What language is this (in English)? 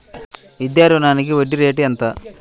Telugu